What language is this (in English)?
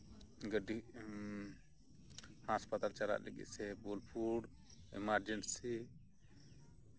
Santali